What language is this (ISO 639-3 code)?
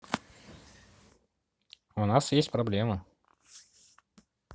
rus